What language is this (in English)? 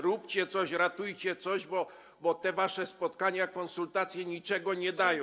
Polish